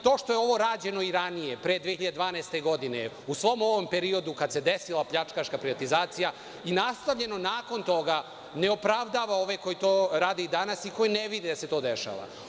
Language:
Serbian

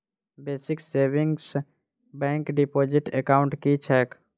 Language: Maithili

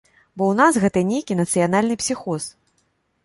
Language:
Belarusian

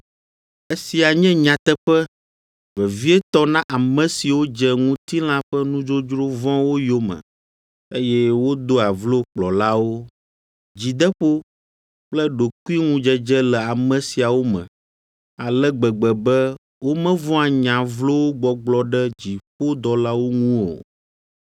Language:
Ewe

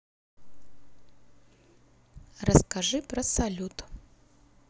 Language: Russian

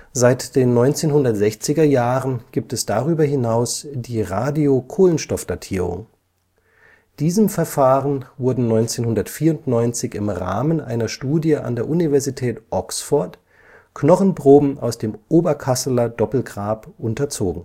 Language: German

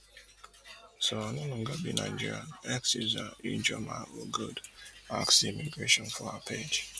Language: Nigerian Pidgin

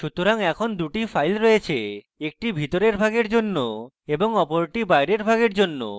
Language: Bangla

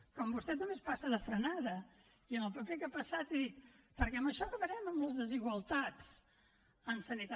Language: Catalan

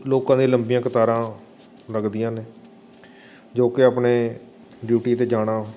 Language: Punjabi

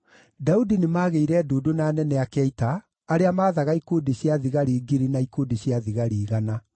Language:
Kikuyu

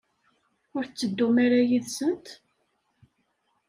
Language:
Kabyle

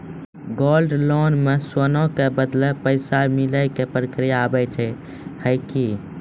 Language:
Maithili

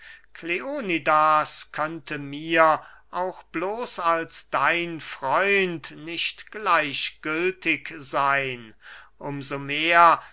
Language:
German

